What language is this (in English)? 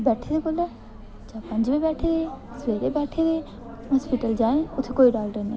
Dogri